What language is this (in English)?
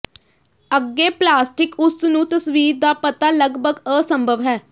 Punjabi